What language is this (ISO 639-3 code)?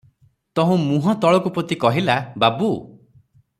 ori